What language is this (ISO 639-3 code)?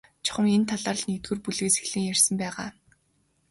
mon